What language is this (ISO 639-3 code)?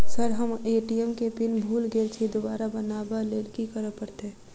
mai